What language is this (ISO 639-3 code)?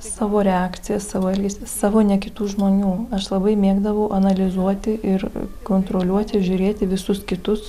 lit